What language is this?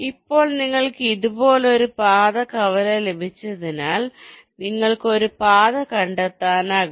Malayalam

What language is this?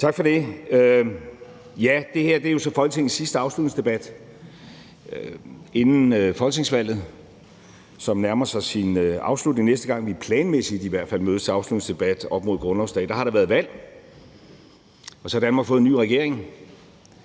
Danish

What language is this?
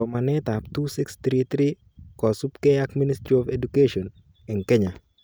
Kalenjin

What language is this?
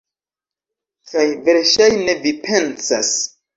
Esperanto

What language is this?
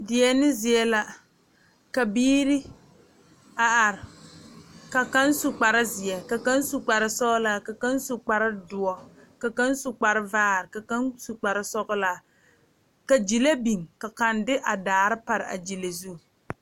Southern Dagaare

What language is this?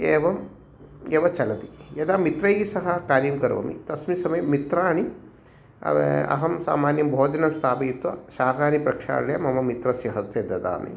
Sanskrit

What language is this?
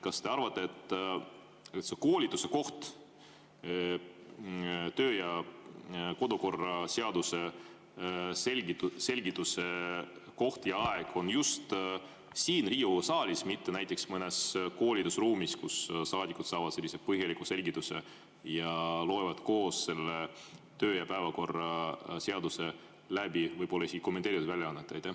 Estonian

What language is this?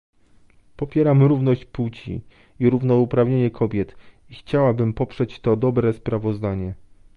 Polish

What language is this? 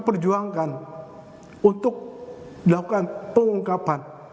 Indonesian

